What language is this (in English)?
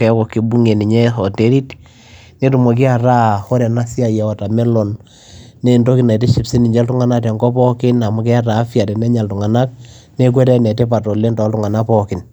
Masai